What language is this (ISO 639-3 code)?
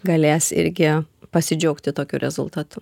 lit